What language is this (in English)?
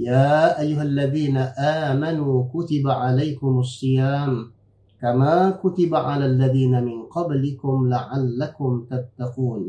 Malay